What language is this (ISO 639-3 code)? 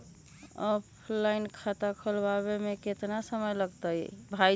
mag